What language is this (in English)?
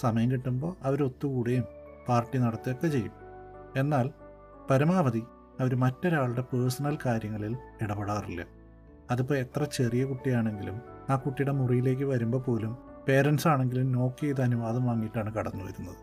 Malayalam